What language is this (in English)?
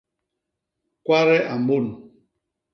Basaa